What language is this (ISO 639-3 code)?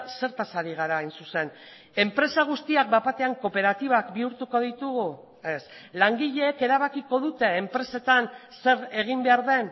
eus